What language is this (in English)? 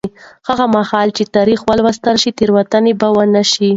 Pashto